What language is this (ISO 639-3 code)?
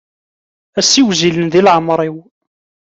kab